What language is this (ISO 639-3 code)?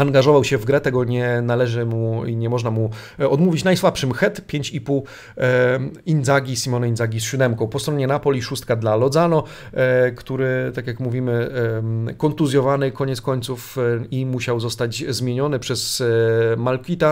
pol